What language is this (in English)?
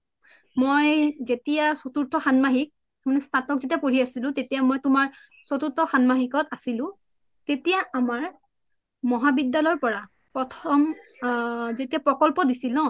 Assamese